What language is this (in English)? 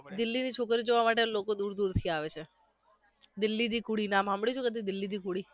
Gujarati